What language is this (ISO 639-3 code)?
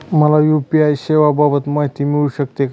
mar